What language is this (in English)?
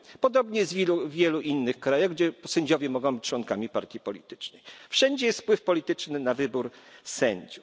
Polish